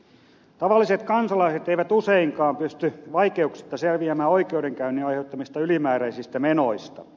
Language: Finnish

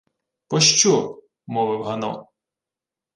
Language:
Ukrainian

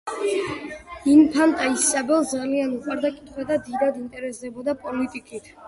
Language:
Georgian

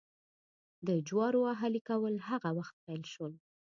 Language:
Pashto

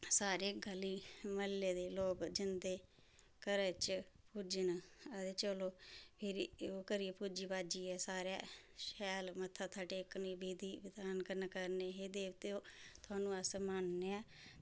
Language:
Dogri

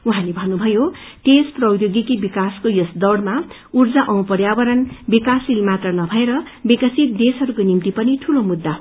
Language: Nepali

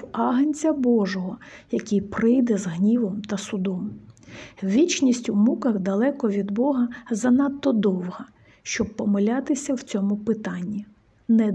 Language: Ukrainian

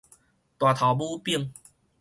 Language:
Min Nan Chinese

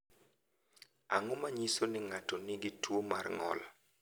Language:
Luo (Kenya and Tanzania)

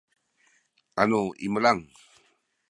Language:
Sakizaya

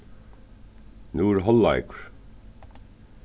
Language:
Faroese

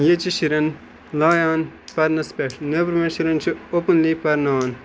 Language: Kashmiri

